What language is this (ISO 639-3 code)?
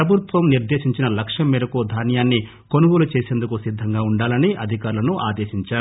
tel